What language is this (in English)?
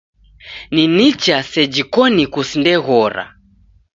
Taita